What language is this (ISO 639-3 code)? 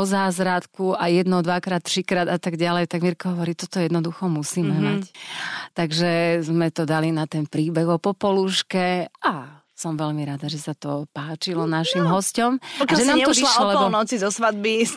slk